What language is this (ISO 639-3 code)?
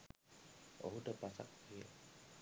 sin